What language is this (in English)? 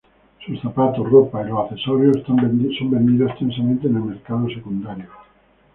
Spanish